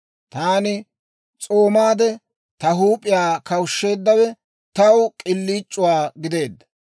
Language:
Dawro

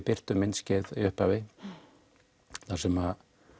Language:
Icelandic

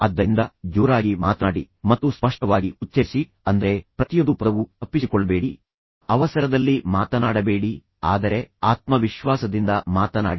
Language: Kannada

